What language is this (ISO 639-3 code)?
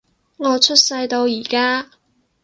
yue